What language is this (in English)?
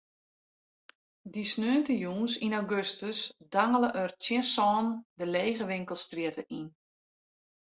Western Frisian